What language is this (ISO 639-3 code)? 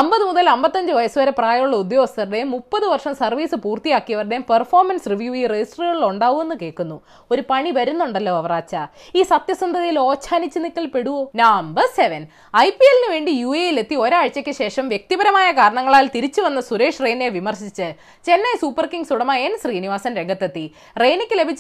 mal